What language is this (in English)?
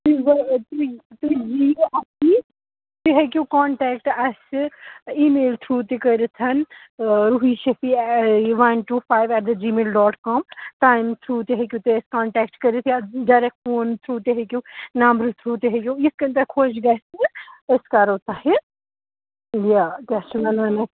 Kashmiri